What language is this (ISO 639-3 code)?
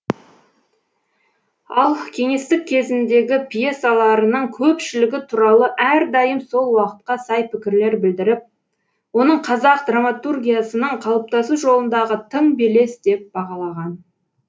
kaz